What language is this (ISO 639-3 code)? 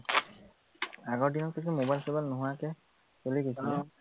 asm